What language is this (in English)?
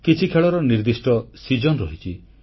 Odia